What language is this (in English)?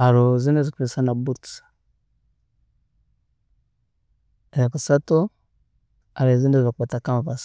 Tooro